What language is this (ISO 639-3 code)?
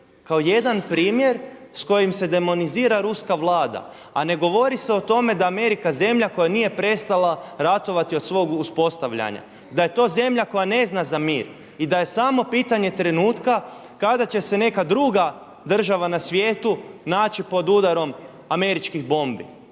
hrv